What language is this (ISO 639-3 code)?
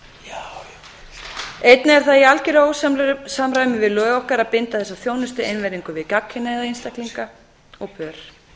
isl